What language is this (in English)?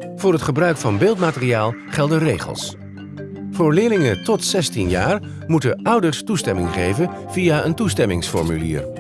Dutch